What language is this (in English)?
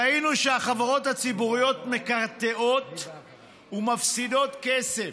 Hebrew